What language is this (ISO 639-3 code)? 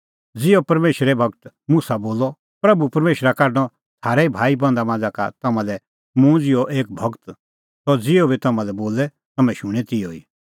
kfx